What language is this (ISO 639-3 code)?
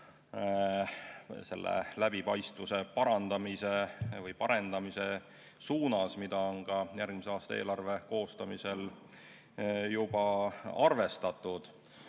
est